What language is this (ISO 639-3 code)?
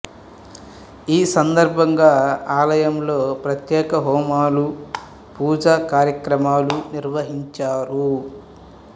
tel